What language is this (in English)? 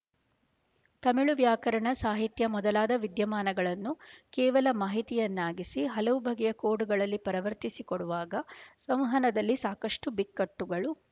Kannada